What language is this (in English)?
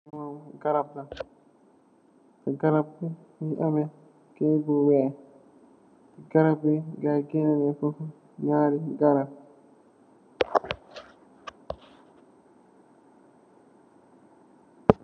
Wolof